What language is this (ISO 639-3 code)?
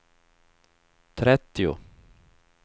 swe